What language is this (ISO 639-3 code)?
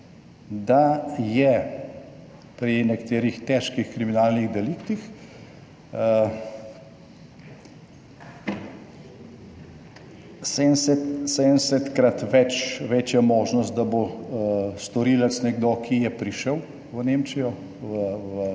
slv